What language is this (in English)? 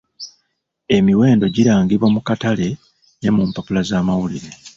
Ganda